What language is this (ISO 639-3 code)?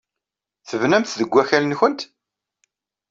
kab